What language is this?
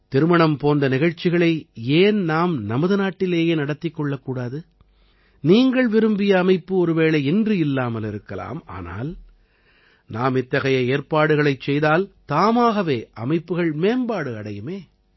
Tamil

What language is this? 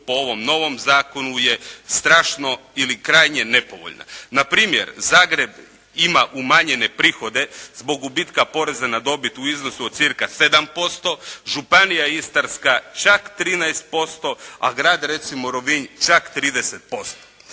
Croatian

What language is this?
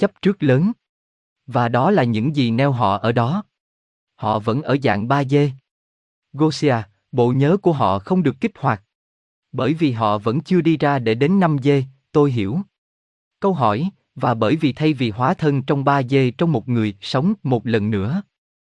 Vietnamese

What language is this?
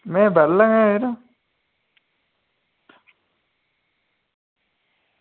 Dogri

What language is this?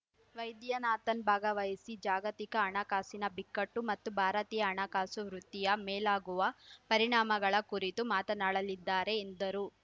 Kannada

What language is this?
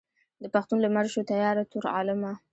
Pashto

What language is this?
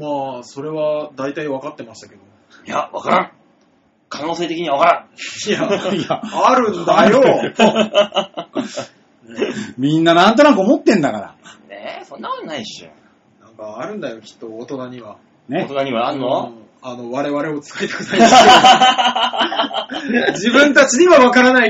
Japanese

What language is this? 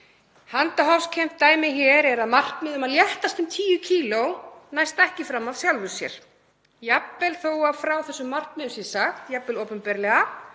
Icelandic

